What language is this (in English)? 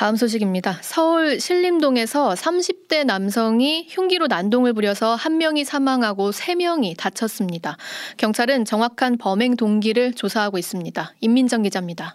Korean